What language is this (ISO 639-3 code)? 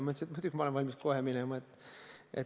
est